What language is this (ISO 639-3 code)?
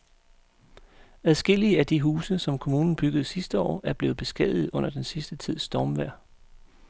dan